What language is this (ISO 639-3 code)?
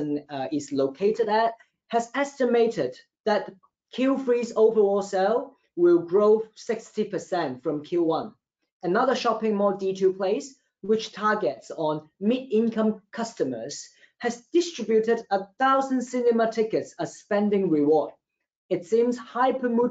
eng